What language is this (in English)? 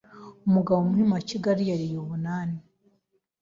Kinyarwanda